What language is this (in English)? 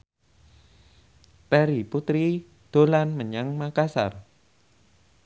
Javanese